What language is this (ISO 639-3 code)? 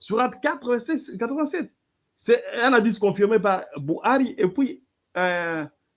fra